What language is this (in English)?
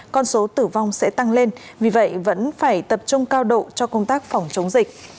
Vietnamese